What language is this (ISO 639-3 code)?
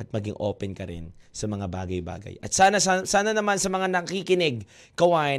fil